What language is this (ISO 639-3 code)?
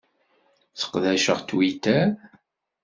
kab